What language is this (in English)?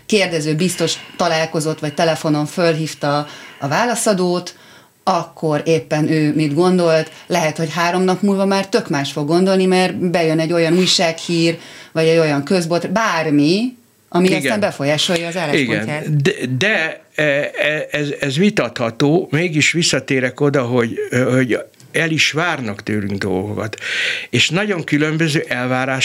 Hungarian